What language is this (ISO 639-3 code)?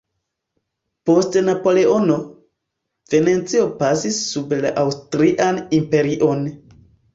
epo